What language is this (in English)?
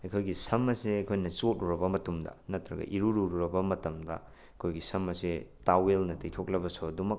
Manipuri